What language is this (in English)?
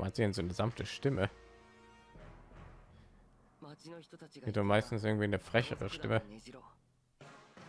German